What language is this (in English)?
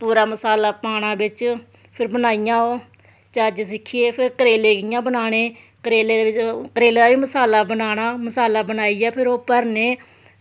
Dogri